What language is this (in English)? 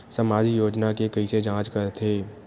Chhattisgarhi